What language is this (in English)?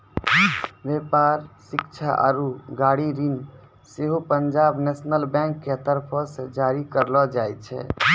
Maithili